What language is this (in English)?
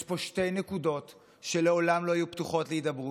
Hebrew